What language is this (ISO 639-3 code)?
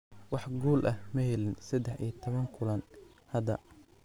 som